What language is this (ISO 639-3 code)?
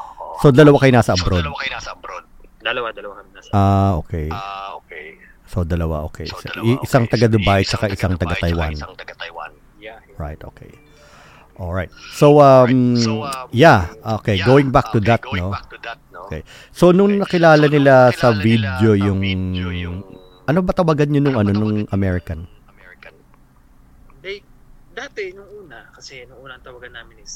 fil